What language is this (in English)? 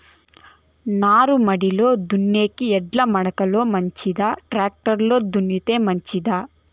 Telugu